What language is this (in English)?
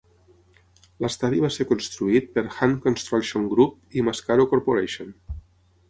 Catalan